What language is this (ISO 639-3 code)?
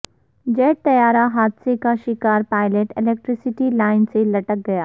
urd